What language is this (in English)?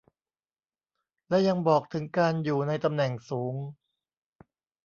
Thai